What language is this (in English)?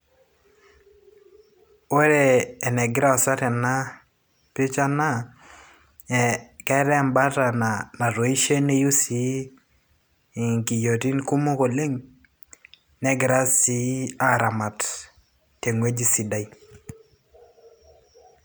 Masai